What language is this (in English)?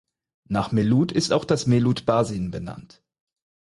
German